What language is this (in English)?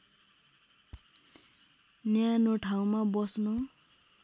Nepali